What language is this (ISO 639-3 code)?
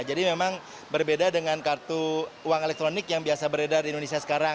ind